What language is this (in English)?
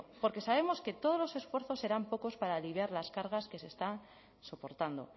Spanish